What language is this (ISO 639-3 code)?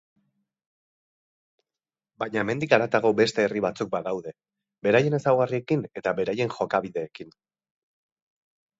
eus